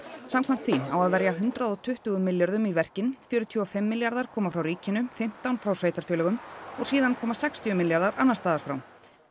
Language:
Icelandic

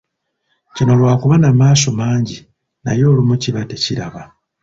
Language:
Ganda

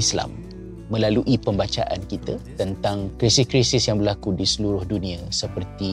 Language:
Malay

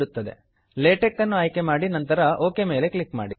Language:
Kannada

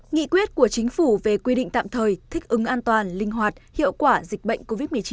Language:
Vietnamese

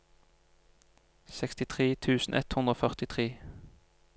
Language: Norwegian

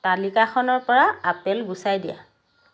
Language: Assamese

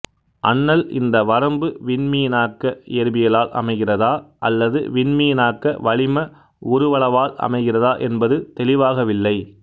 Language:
Tamil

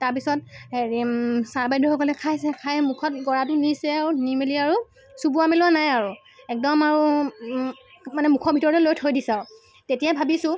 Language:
Assamese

